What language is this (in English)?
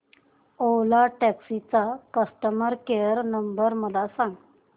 Marathi